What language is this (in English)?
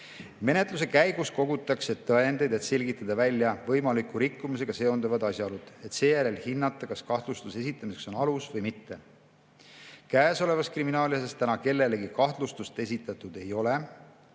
Estonian